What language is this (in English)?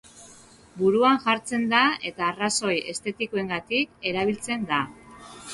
Basque